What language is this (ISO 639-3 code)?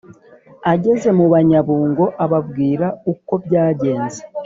kin